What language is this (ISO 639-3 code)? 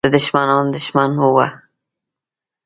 pus